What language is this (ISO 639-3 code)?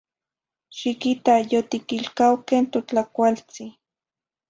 nhi